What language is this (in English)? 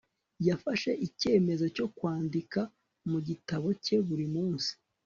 Kinyarwanda